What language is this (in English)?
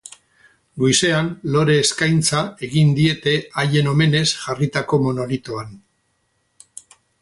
Basque